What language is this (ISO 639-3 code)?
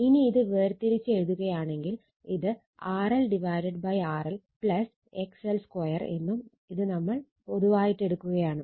mal